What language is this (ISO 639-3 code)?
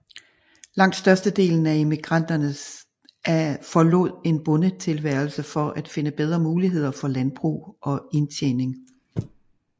dan